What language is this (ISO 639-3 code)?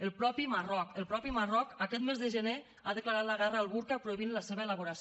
cat